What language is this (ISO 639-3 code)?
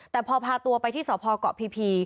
tha